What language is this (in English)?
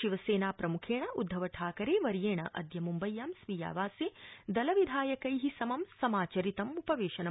Sanskrit